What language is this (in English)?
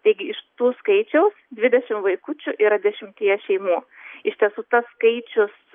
Lithuanian